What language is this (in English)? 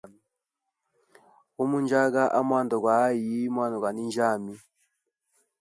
Hemba